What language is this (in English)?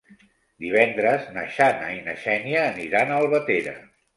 Catalan